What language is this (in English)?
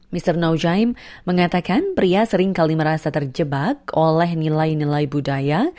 Indonesian